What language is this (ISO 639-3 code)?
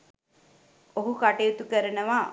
sin